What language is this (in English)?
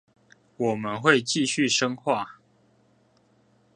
Chinese